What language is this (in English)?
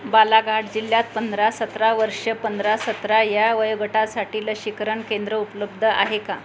Marathi